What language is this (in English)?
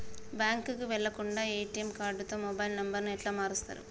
Telugu